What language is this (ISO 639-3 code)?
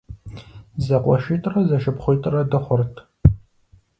kbd